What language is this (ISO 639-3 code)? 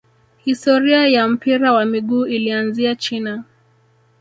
swa